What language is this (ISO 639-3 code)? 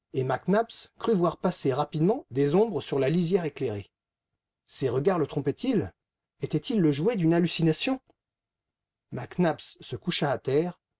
fra